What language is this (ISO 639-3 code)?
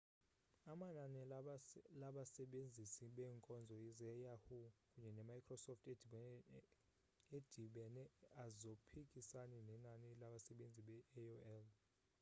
xho